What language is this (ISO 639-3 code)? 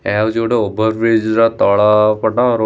ori